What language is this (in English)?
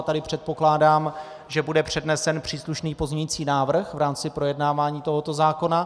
Czech